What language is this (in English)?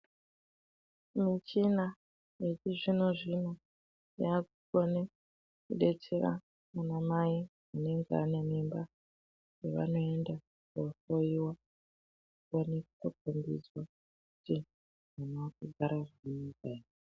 Ndau